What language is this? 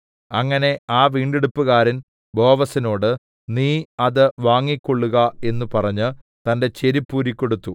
Malayalam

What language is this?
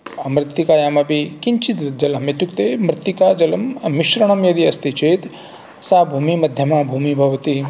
Sanskrit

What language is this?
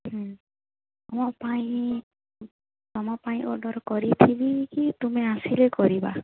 Odia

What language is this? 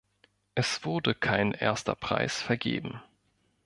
German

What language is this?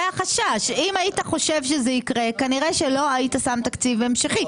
Hebrew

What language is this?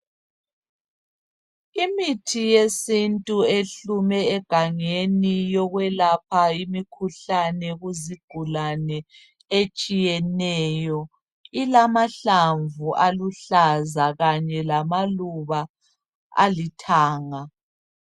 North Ndebele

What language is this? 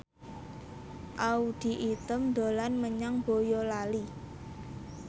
Javanese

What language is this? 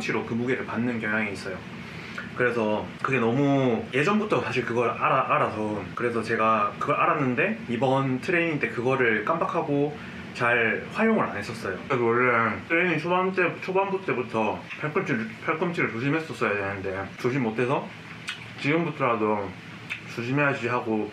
Korean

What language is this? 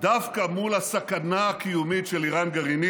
Hebrew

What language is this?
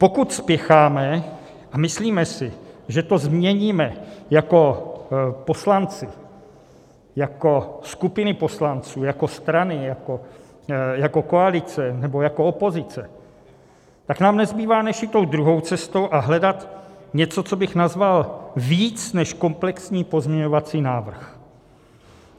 Czech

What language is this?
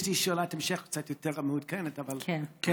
Hebrew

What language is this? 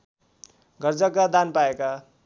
Nepali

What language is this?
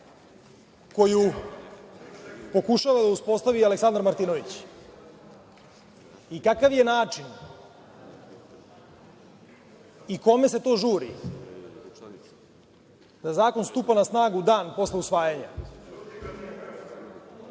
Serbian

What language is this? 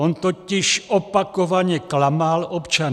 Czech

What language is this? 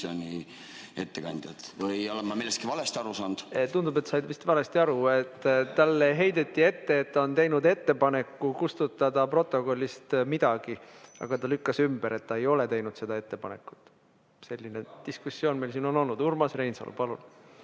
Estonian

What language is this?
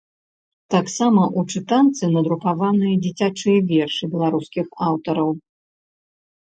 Belarusian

